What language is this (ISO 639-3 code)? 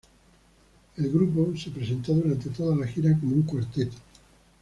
spa